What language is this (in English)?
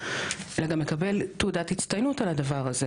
Hebrew